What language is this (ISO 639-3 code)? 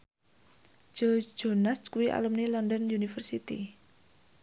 jav